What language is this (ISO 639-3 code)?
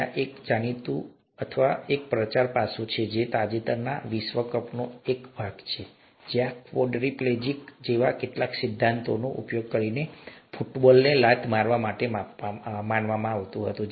guj